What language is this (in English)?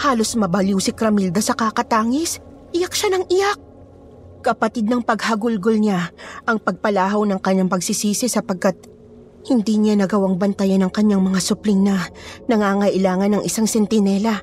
Filipino